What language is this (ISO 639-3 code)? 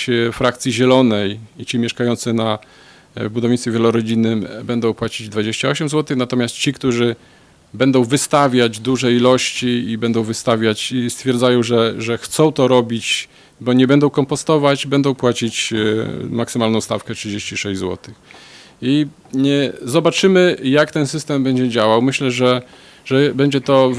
pol